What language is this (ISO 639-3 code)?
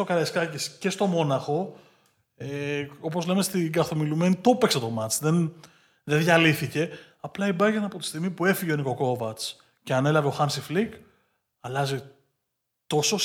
ell